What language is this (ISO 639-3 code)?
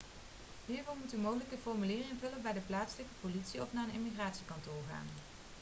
nld